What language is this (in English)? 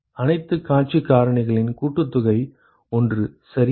Tamil